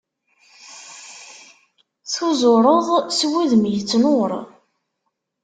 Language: Kabyle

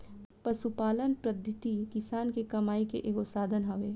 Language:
Bhojpuri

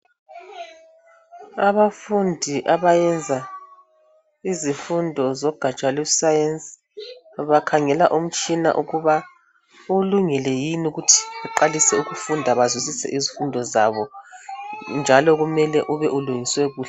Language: North Ndebele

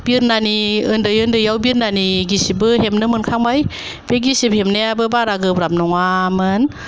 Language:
Bodo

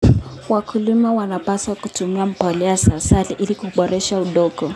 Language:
Kalenjin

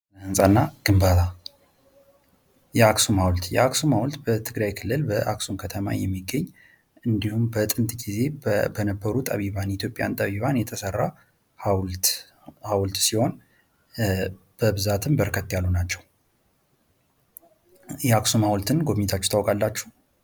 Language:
Amharic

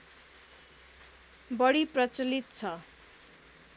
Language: Nepali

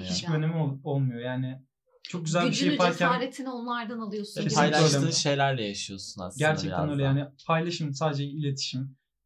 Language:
Turkish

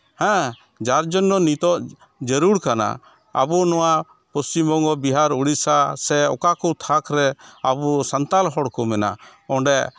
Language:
Santali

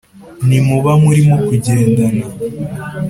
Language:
Kinyarwanda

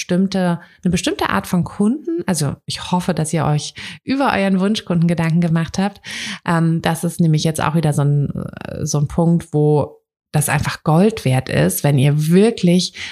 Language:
German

